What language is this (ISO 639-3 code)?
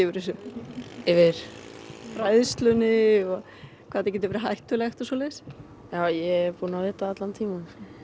isl